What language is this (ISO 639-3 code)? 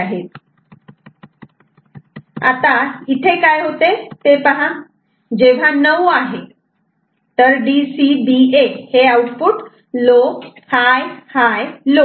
mar